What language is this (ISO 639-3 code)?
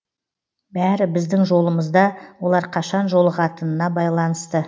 kaz